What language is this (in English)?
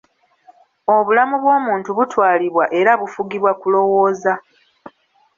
Ganda